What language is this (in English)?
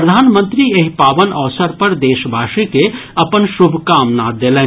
Maithili